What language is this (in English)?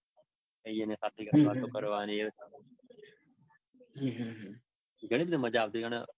Gujarati